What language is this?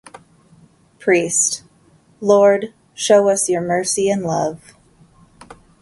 English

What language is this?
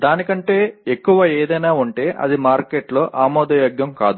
Telugu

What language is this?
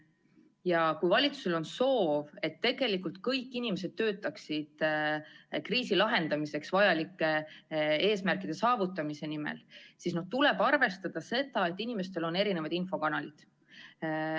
Estonian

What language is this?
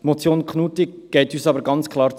Swiss German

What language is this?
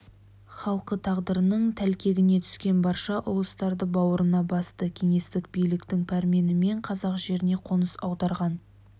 Kazakh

